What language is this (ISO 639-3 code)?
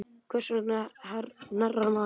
isl